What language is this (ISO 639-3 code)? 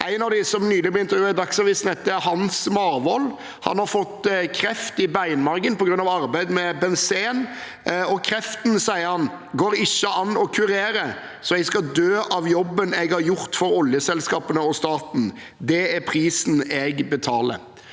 nor